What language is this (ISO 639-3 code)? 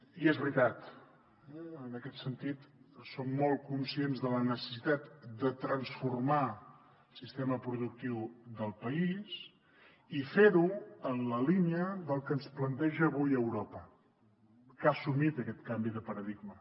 cat